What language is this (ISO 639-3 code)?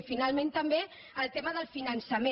cat